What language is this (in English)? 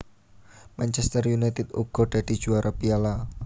Javanese